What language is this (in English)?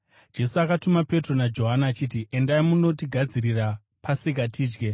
Shona